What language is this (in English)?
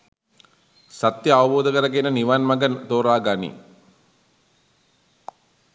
Sinhala